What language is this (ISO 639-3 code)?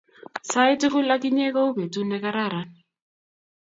kln